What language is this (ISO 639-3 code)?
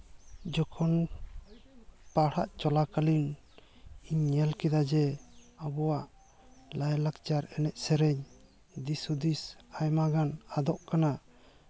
sat